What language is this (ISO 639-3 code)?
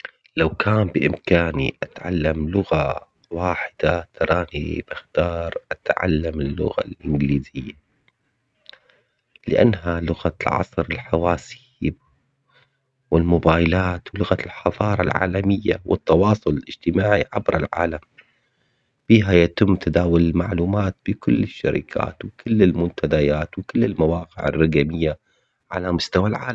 acx